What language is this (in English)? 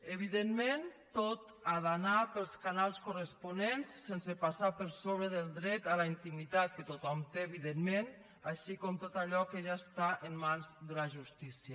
Catalan